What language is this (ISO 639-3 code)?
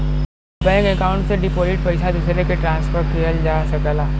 bho